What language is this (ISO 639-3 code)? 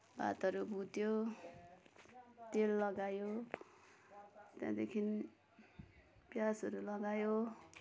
nep